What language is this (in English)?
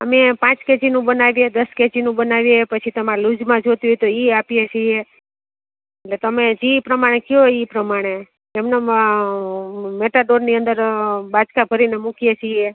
Gujarati